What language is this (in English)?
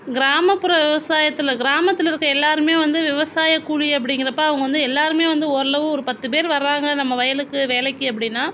Tamil